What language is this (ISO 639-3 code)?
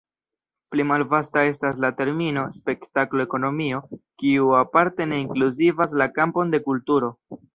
epo